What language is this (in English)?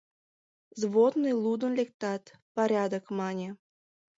Mari